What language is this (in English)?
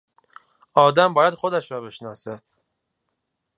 Persian